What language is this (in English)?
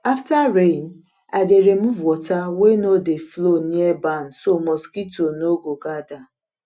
Nigerian Pidgin